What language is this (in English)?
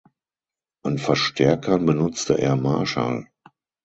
German